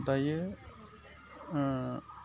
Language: Bodo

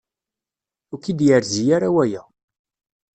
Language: Kabyle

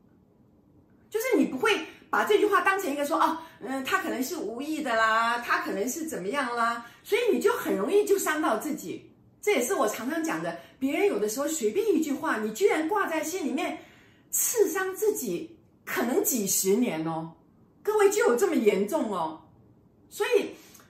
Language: Chinese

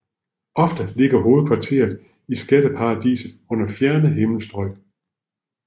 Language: Danish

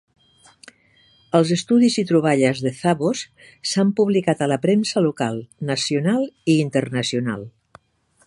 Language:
Catalan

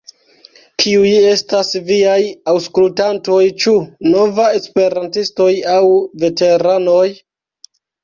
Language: Esperanto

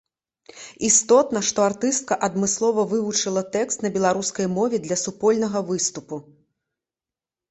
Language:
Belarusian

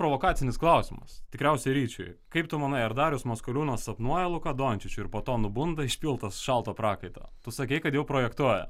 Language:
Lithuanian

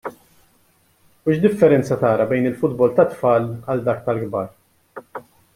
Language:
Maltese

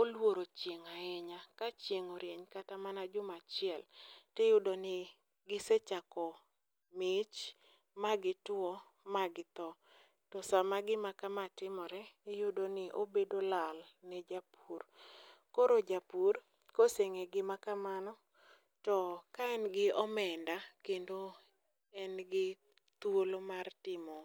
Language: Luo (Kenya and Tanzania)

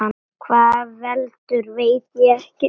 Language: Icelandic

